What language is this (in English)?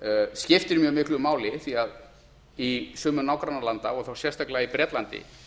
Icelandic